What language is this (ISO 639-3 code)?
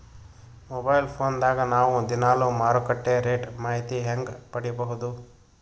kan